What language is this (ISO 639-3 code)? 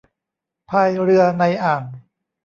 tha